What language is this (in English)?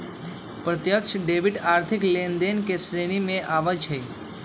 Magahi